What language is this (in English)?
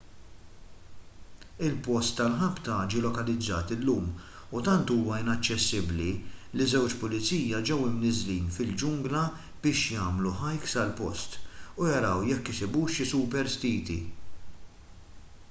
Maltese